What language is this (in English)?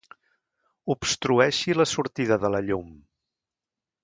Catalan